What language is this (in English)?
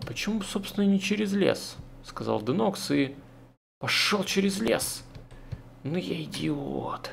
Russian